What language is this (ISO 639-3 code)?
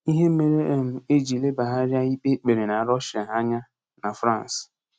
ibo